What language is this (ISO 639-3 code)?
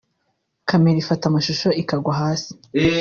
kin